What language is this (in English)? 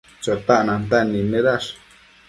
Matsés